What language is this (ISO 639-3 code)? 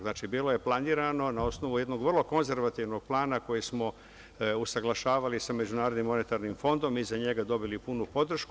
srp